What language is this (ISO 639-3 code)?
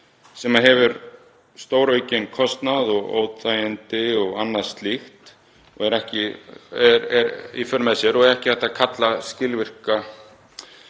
isl